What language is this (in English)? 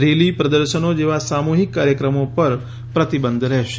Gujarati